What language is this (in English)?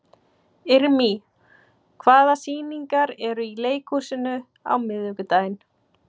Icelandic